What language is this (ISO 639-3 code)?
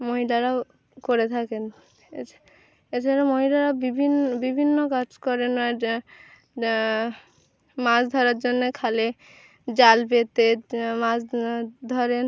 ben